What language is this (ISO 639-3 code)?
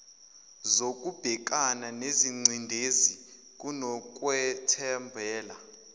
zul